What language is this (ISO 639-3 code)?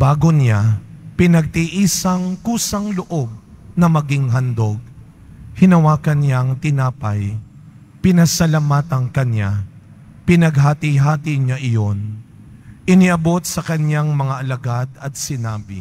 fil